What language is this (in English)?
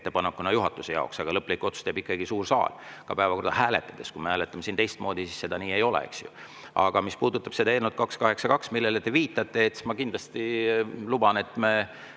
Estonian